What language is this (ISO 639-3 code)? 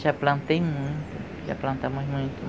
por